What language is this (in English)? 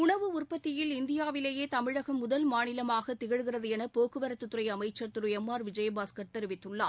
Tamil